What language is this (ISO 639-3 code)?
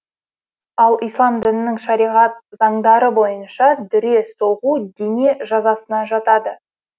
kaz